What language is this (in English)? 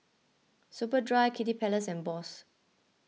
English